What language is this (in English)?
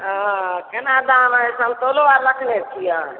Maithili